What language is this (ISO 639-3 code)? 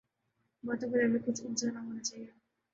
urd